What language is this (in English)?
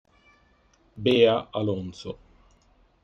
Italian